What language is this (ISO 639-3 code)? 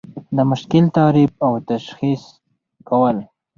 pus